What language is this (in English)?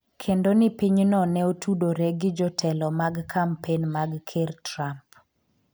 Luo (Kenya and Tanzania)